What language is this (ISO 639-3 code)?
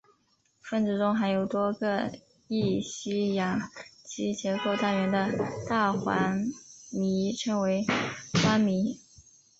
zho